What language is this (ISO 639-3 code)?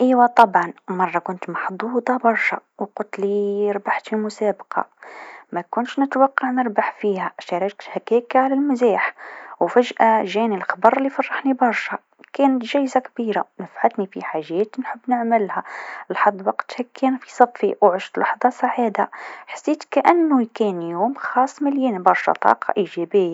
aeb